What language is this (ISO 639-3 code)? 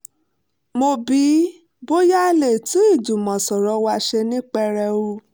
yor